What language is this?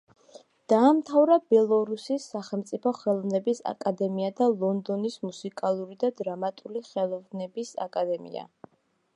Georgian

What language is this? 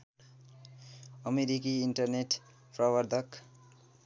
Nepali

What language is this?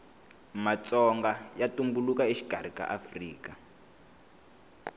Tsonga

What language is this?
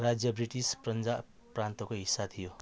Nepali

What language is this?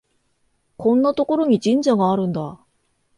Japanese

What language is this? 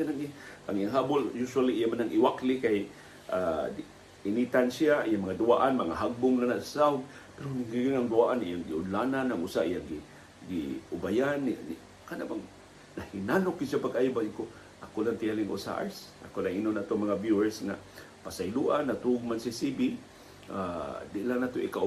Filipino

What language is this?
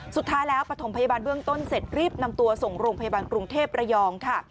Thai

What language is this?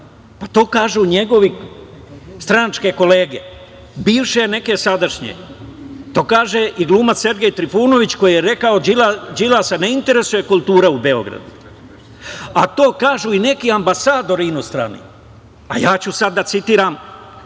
Serbian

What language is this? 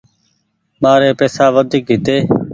Goaria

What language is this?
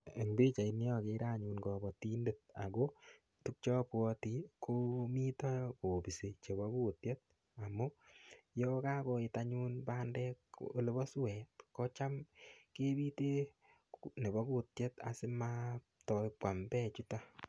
Kalenjin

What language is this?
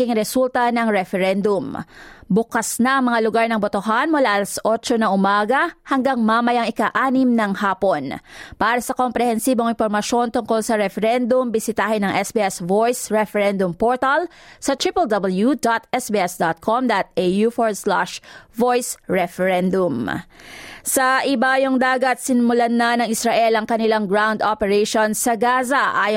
Filipino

